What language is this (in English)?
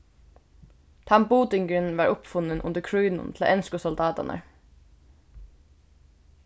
Faroese